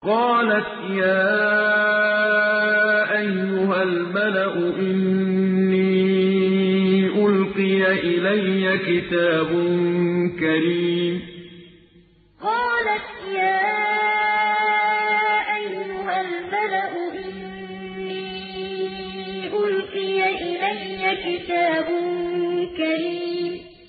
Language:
Arabic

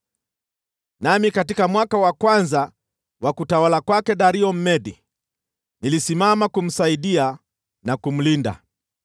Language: Swahili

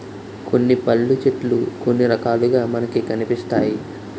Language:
Telugu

